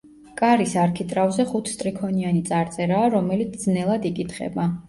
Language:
Georgian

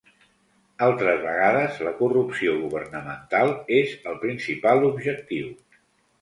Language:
Catalan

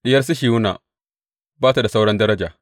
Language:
Hausa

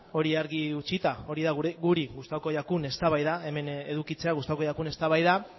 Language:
Basque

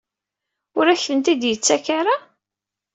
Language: Kabyle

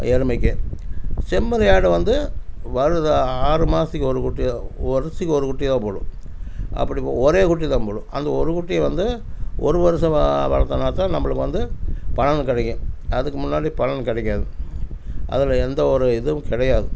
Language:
Tamil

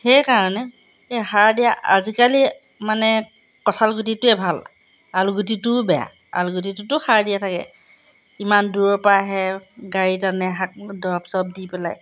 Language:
Assamese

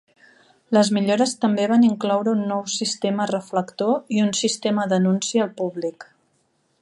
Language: Catalan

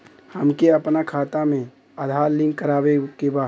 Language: Bhojpuri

